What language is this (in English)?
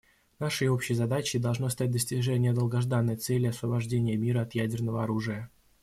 Russian